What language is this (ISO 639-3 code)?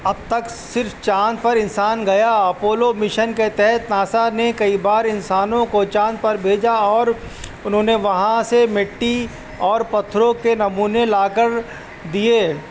urd